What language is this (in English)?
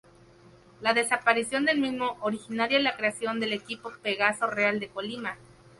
Spanish